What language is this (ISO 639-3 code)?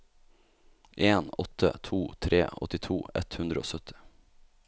nor